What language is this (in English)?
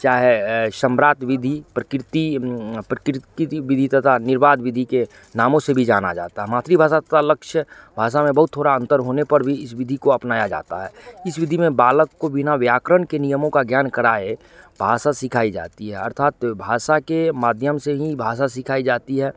Hindi